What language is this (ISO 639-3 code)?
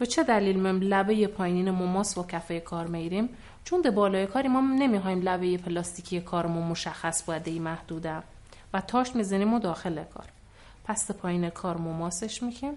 fas